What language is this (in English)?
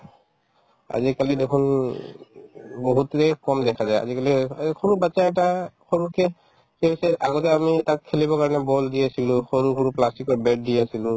Assamese